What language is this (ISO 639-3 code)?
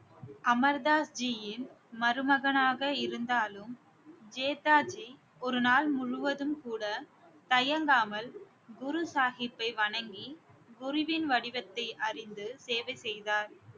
tam